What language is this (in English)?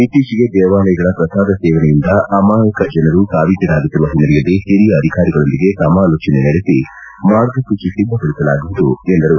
Kannada